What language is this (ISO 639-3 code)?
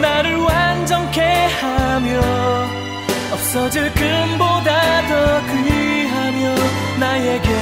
kor